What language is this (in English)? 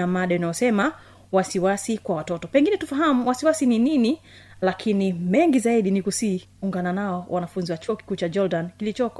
Swahili